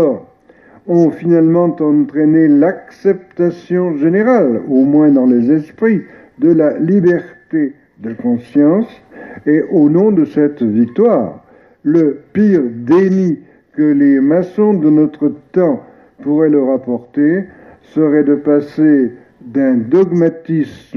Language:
French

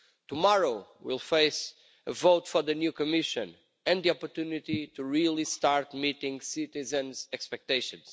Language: English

